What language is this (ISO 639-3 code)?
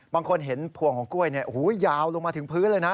tha